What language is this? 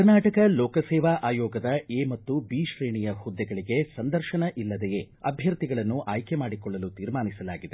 Kannada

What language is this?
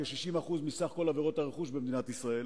Hebrew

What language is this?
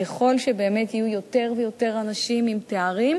Hebrew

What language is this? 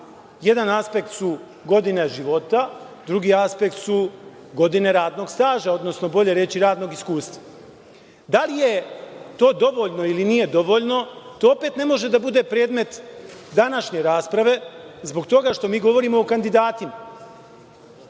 Serbian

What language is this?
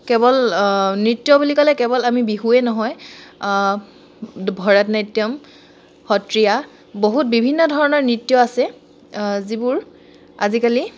Assamese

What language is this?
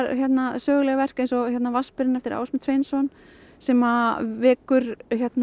Icelandic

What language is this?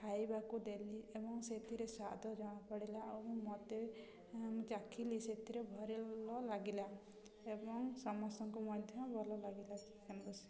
Odia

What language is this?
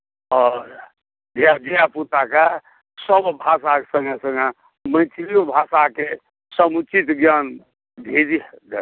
Maithili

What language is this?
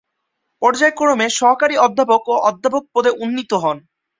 Bangla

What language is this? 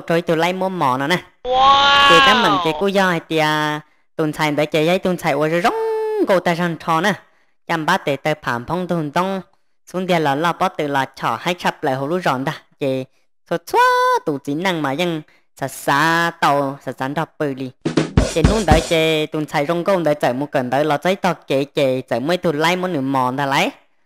Thai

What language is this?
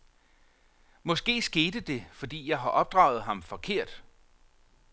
Danish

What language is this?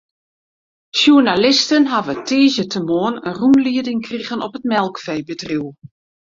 Western Frisian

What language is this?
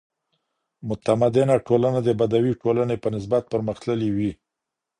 Pashto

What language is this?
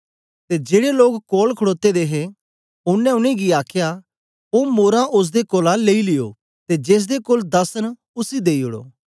Dogri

